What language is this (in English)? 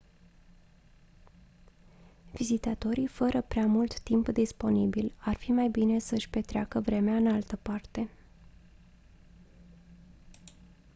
Romanian